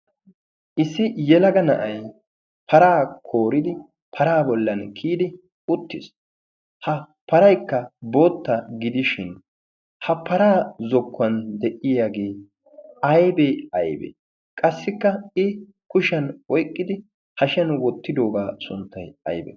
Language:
Wolaytta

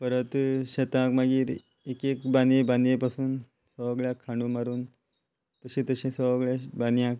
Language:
Konkani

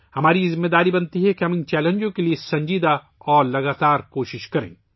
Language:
Urdu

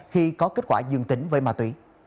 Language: Vietnamese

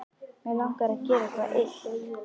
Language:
Icelandic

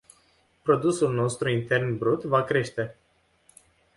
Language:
Romanian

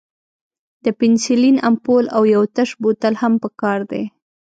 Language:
Pashto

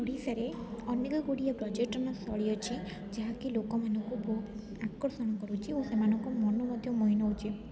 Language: Odia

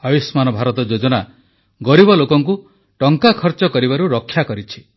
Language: Odia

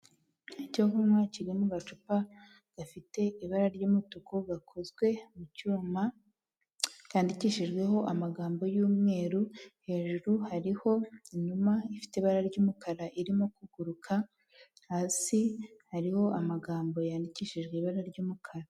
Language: Kinyarwanda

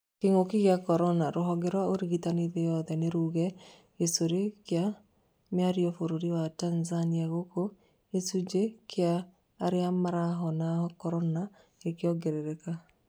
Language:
Kikuyu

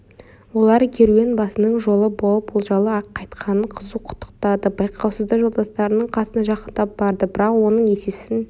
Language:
Kazakh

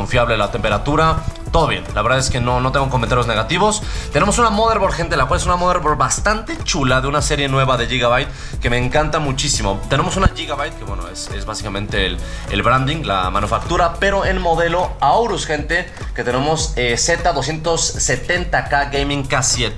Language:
Spanish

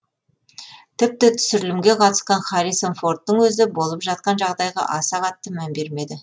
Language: Kazakh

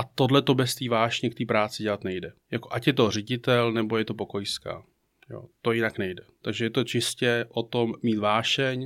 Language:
Czech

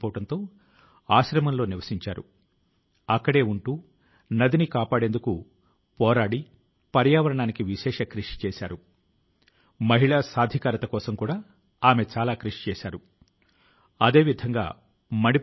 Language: Telugu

